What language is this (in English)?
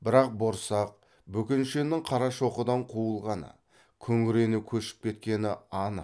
Kazakh